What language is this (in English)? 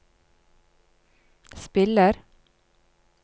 Norwegian